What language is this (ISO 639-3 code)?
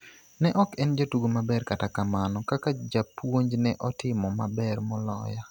luo